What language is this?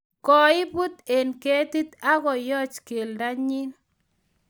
Kalenjin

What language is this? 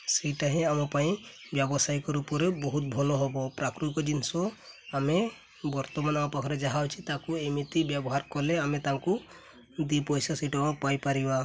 Odia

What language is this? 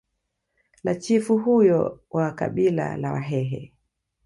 Swahili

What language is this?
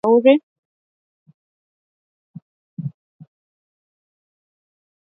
Swahili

